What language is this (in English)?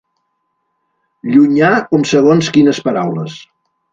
Catalan